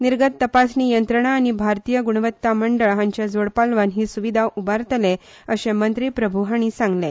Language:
Konkani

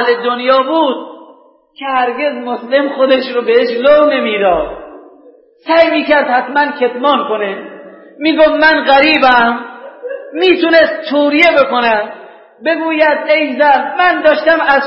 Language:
Persian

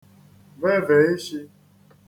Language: Igbo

